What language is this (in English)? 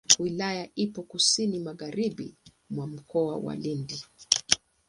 Swahili